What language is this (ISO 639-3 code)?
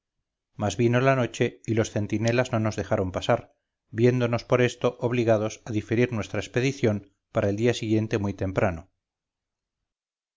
spa